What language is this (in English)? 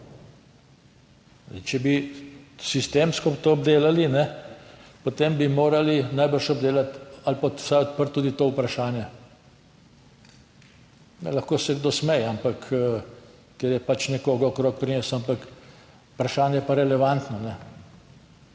Slovenian